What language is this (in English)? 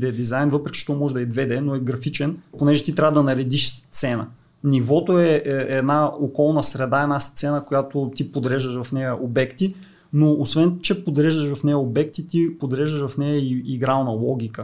Bulgarian